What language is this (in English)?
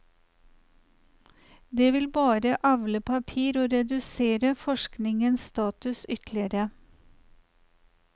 Norwegian